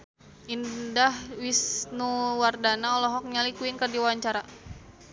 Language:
Sundanese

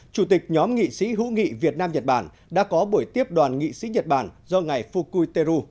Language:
Vietnamese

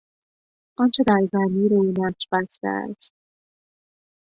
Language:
Persian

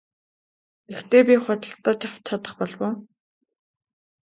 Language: Mongolian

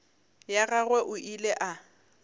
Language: Northern Sotho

